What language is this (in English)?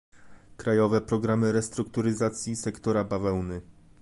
Polish